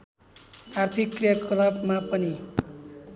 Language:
Nepali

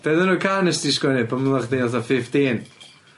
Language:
Welsh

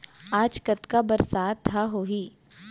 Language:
Chhattisgarhi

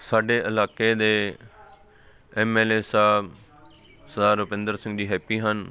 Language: Punjabi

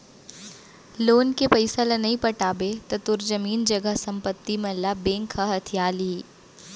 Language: Chhattisgarhi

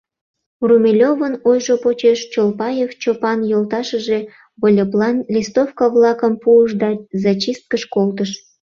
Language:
Mari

